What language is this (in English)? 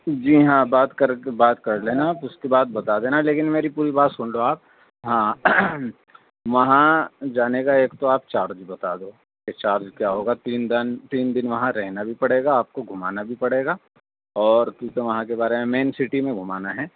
Urdu